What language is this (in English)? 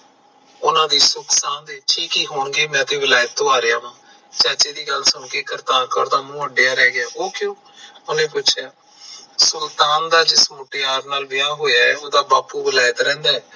Punjabi